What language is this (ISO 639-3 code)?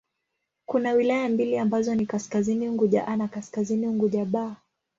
swa